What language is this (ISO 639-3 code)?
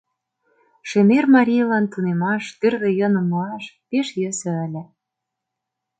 chm